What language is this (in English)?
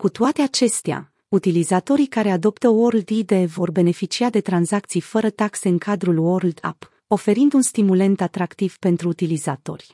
Romanian